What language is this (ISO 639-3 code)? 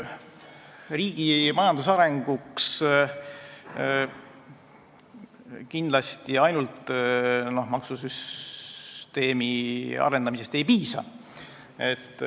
est